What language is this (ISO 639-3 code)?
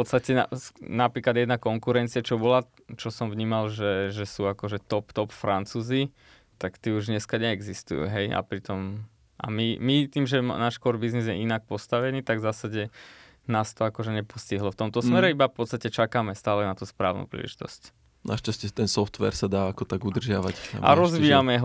slk